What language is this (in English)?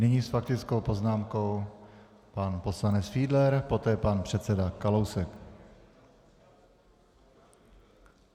Czech